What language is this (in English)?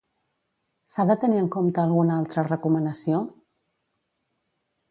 Catalan